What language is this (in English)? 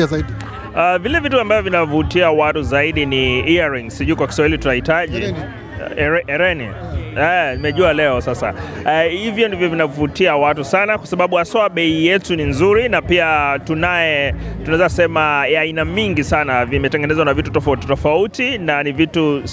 Swahili